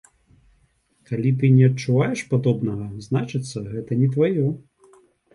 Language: Belarusian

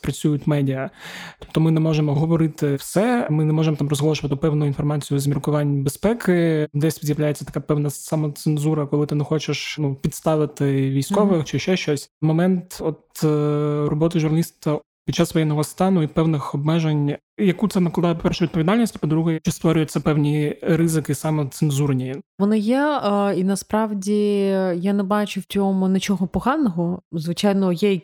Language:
Ukrainian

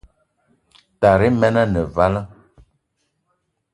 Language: Eton (Cameroon)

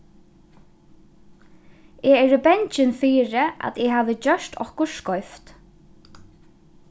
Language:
Faroese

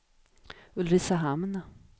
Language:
Swedish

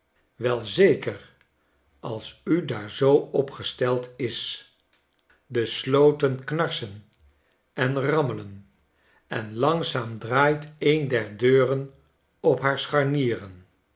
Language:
Dutch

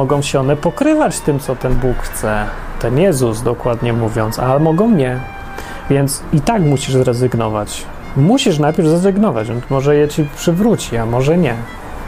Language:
Polish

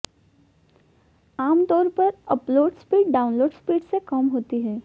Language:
Hindi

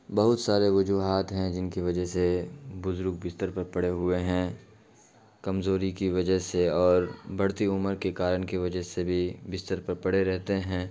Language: Urdu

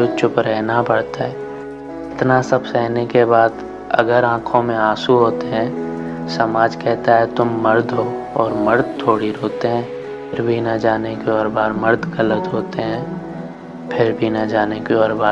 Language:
Hindi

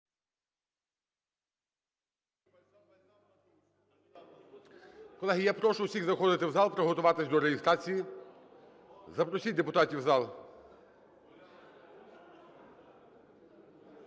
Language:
Ukrainian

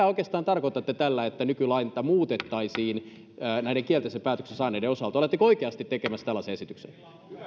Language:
Finnish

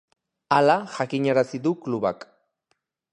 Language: Basque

